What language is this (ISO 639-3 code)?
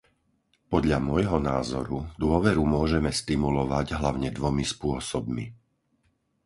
slk